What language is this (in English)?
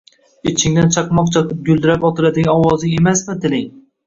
Uzbek